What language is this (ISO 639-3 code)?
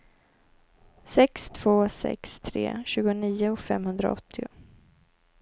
swe